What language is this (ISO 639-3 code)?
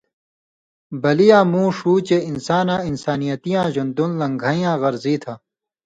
mvy